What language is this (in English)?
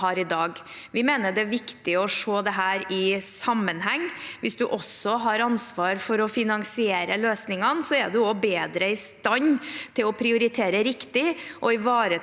Norwegian